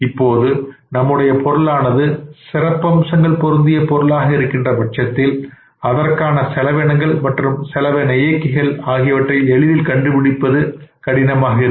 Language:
Tamil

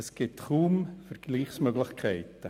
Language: Swiss German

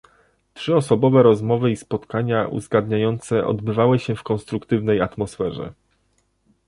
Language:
Polish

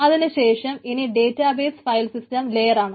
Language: Malayalam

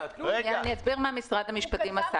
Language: Hebrew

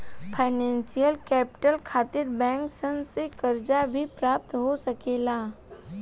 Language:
Bhojpuri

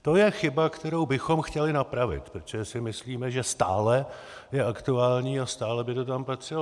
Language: Czech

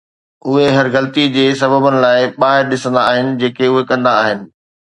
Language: Sindhi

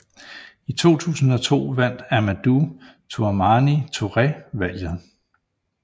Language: Danish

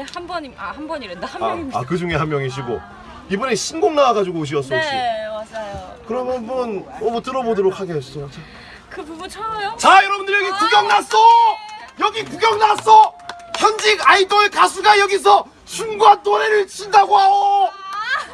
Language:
Korean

